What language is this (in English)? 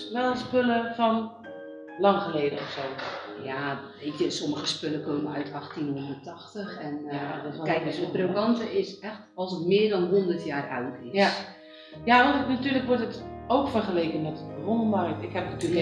Dutch